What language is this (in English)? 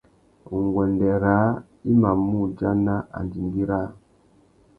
Tuki